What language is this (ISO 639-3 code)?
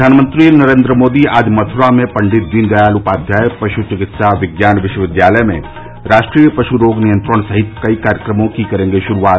hin